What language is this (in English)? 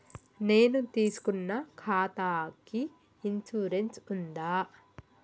Telugu